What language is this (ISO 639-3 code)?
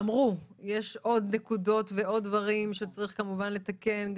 heb